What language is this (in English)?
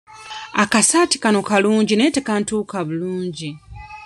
Ganda